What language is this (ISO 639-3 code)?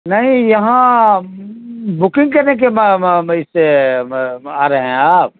urd